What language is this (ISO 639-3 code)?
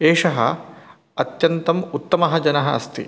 san